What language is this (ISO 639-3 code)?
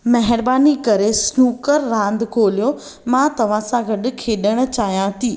snd